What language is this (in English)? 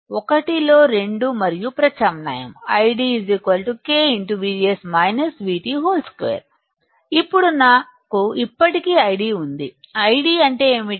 Telugu